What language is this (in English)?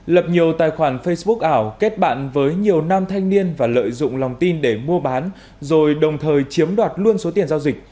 Vietnamese